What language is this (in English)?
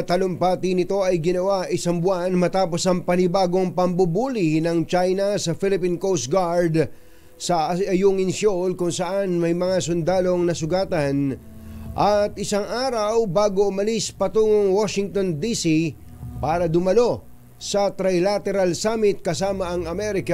Filipino